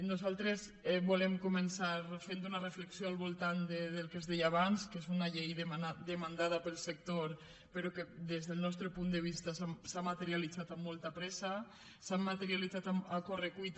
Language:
Catalan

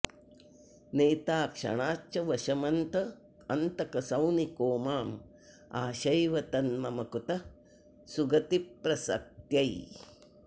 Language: Sanskrit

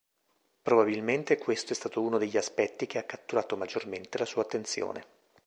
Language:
Italian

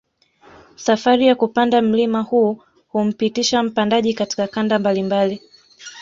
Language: Swahili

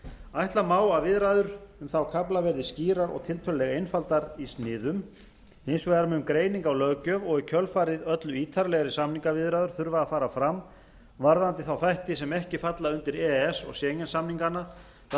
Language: Icelandic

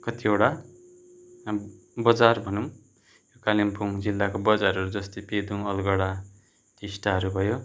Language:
Nepali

